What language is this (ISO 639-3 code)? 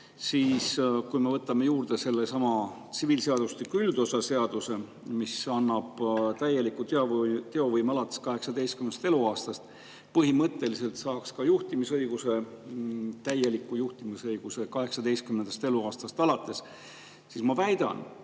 est